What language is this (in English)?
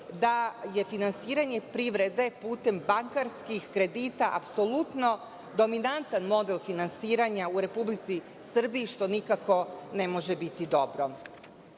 Serbian